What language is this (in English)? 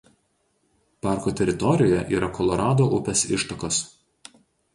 Lithuanian